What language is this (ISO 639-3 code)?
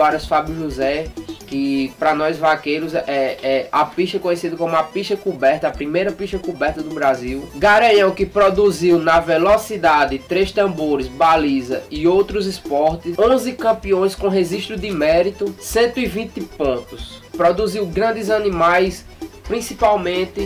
por